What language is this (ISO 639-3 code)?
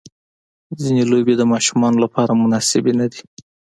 pus